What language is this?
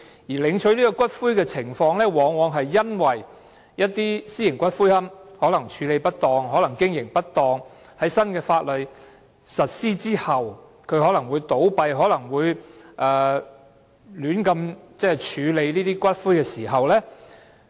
Cantonese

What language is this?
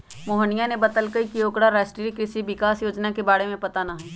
Magahi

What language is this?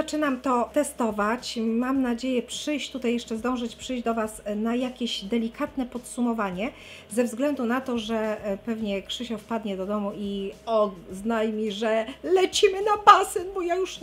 Polish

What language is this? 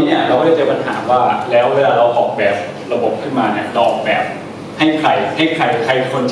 Thai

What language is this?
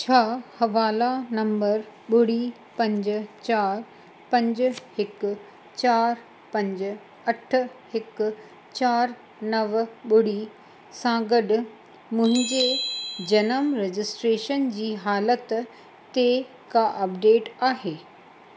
Sindhi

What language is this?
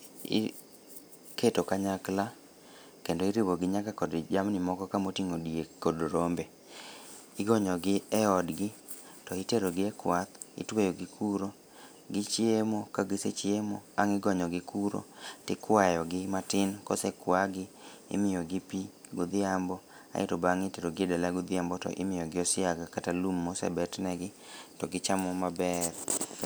Luo (Kenya and Tanzania)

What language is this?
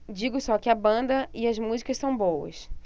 Portuguese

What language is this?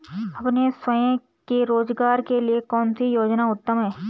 Hindi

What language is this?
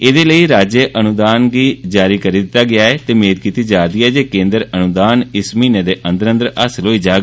Dogri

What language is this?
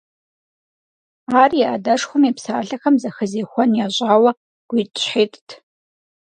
Kabardian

